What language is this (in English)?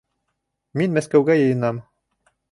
Bashkir